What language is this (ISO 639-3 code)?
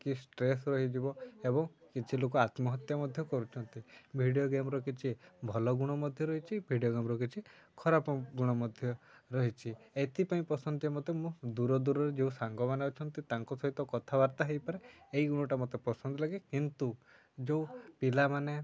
ori